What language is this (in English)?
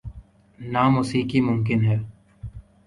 Urdu